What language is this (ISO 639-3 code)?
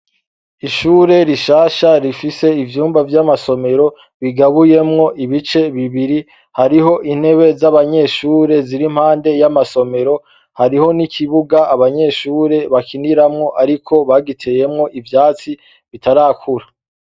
run